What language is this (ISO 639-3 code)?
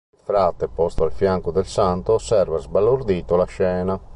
ita